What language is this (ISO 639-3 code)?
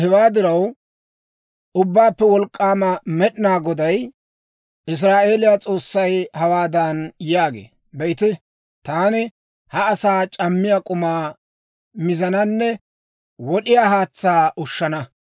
dwr